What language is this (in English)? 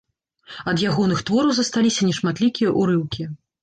Belarusian